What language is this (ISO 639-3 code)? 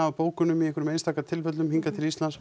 isl